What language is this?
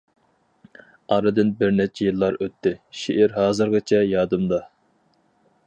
Uyghur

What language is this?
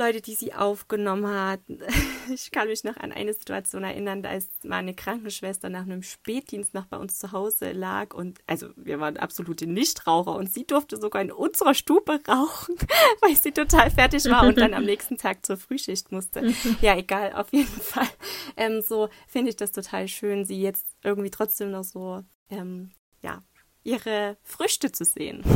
German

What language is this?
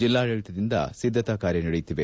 Kannada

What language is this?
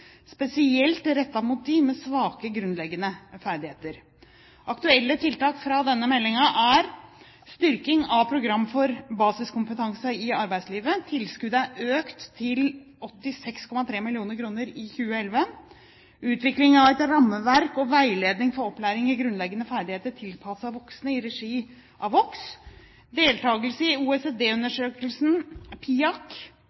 Norwegian Bokmål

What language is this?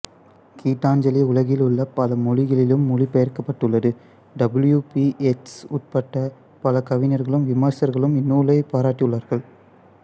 Tamil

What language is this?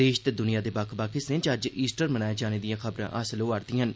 Dogri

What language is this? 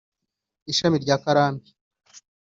Kinyarwanda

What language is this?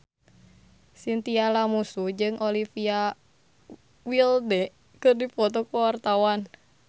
Sundanese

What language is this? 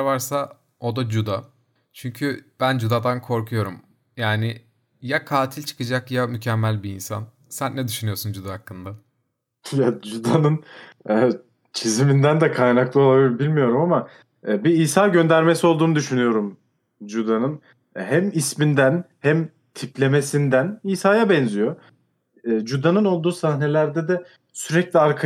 Turkish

